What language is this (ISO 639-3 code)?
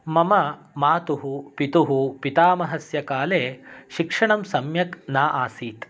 san